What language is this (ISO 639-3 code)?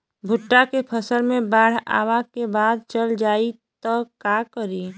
bho